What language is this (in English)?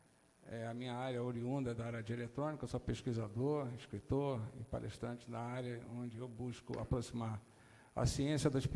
Portuguese